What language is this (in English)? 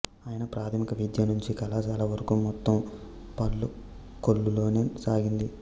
Telugu